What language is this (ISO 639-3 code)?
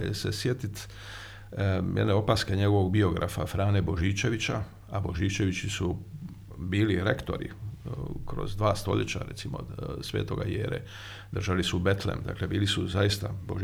hrv